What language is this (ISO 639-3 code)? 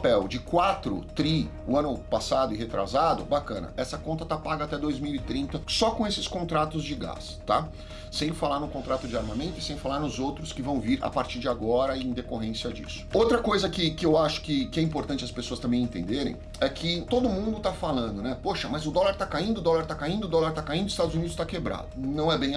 por